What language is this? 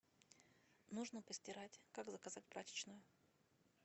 Russian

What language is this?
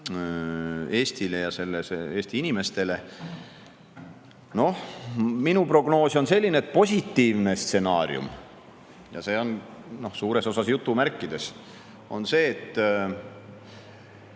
Estonian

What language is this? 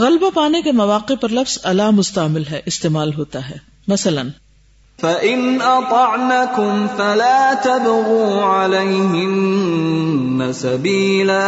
Urdu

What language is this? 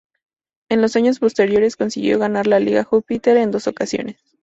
Spanish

